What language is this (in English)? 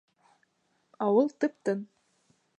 Bashkir